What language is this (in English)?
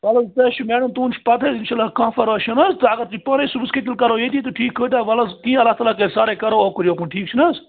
Kashmiri